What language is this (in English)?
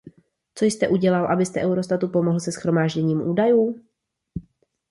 Czech